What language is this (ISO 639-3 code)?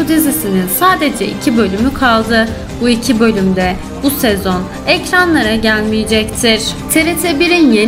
tur